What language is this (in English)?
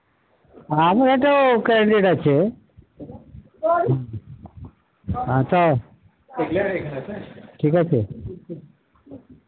Bangla